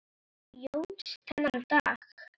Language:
Icelandic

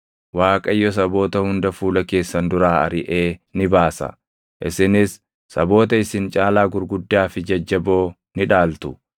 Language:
Oromo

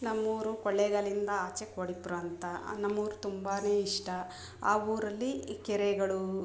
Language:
Kannada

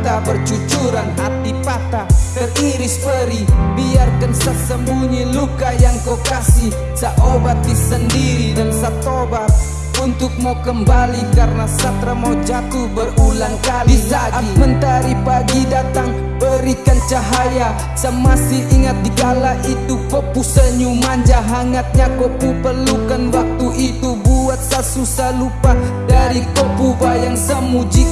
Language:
Indonesian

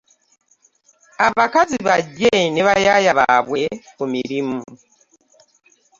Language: Ganda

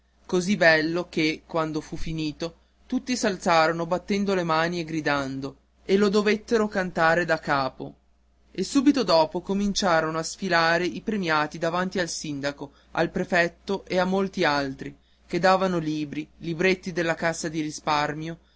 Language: Italian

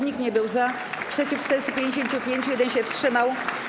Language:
Polish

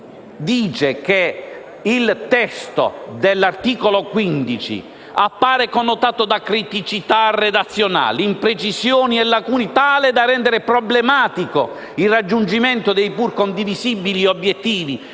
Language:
Italian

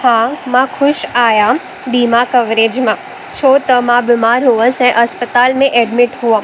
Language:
Sindhi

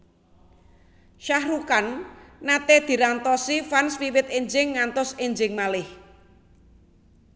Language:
Javanese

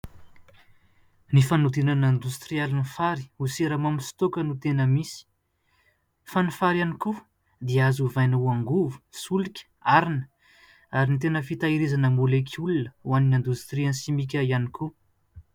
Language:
Malagasy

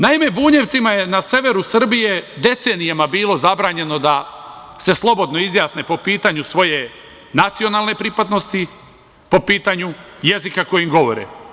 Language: Serbian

